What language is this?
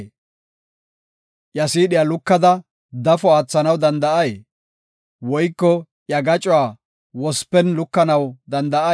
Gofa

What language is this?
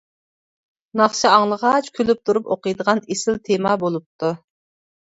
Uyghur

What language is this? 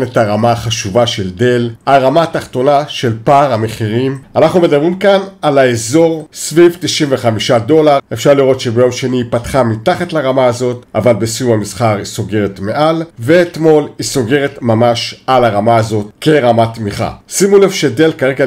Hebrew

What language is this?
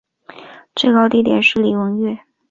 Chinese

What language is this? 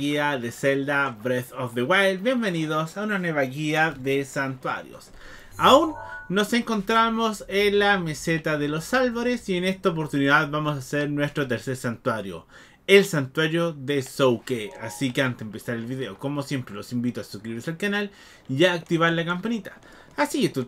Spanish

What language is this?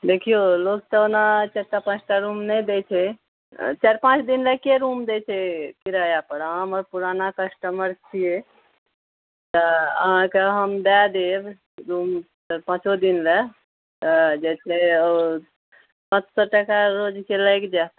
Maithili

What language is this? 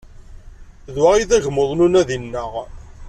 Kabyle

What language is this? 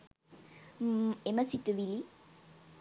Sinhala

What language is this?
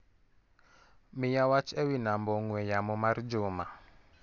Luo (Kenya and Tanzania)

